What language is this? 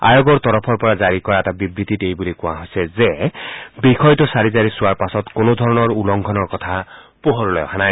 Assamese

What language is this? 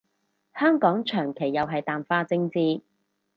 Cantonese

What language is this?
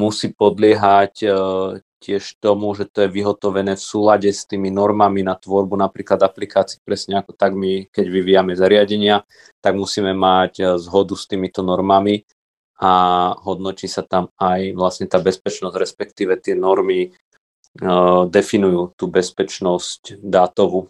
Slovak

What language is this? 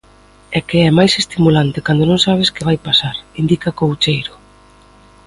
Galician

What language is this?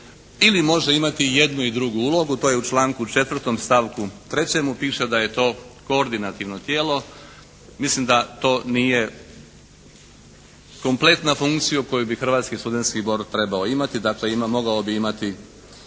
Croatian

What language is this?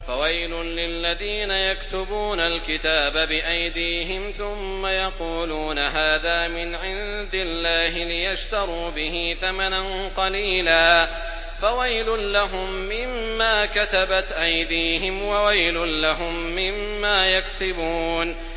Arabic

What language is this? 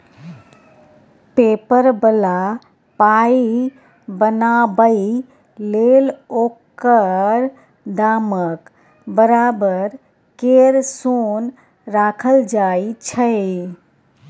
Maithili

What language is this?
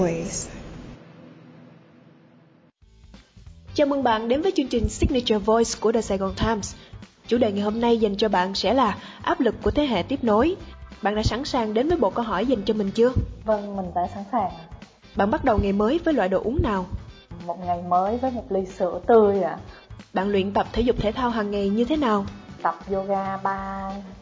Vietnamese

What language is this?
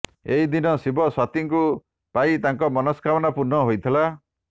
Odia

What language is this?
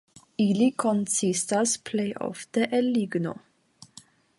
Esperanto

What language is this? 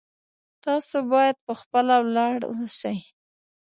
Pashto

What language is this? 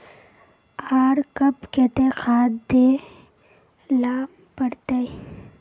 Magahi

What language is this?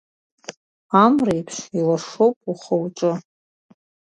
Abkhazian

